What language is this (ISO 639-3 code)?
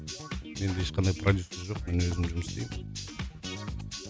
kaz